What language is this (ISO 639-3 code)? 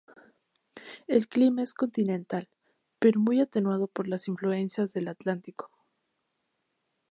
spa